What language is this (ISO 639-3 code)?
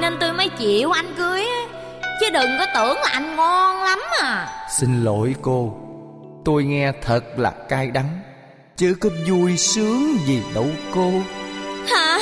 vie